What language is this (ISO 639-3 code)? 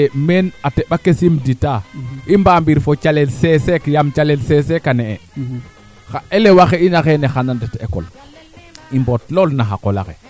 srr